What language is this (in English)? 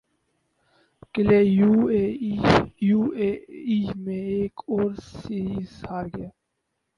Urdu